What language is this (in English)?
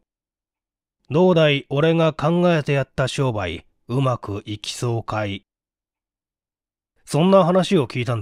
Japanese